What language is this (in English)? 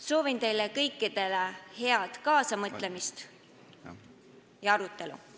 Estonian